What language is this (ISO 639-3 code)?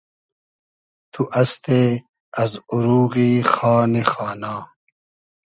haz